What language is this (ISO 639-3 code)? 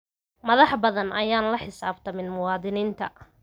som